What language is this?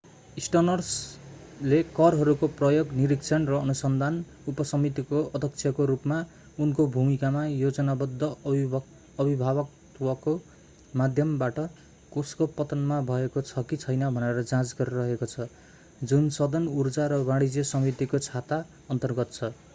Nepali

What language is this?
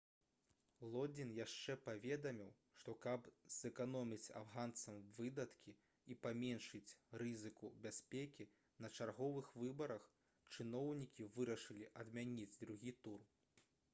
Belarusian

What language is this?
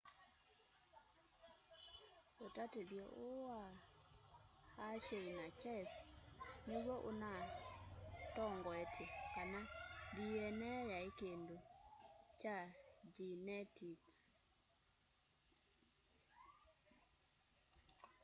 Kamba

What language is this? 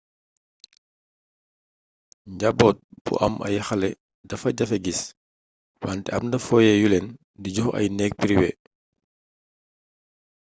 Wolof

